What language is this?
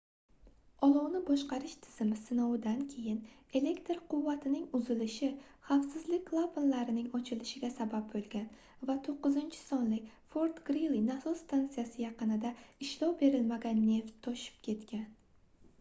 Uzbek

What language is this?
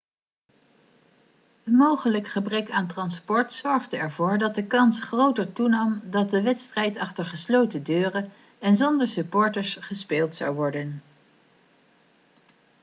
Dutch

